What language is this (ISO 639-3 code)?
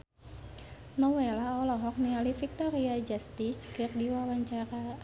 sun